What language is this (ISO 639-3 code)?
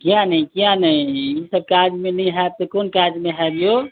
mai